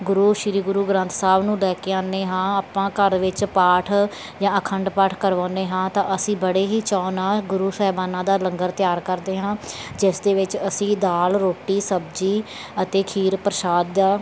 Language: Punjabi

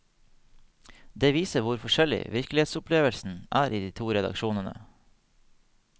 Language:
Norwegian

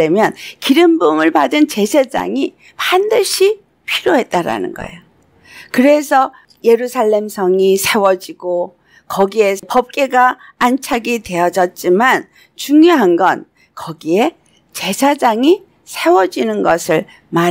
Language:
Korean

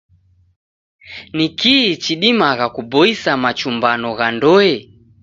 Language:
Taita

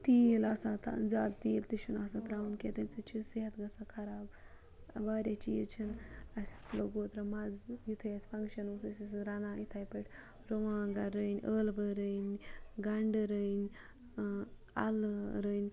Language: Kashmiri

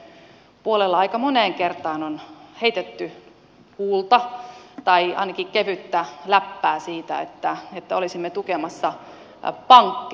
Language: Finnish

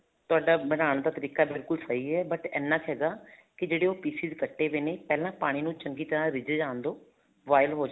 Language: Punjabi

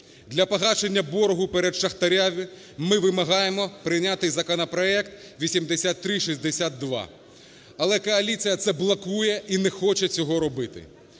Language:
Ukrainian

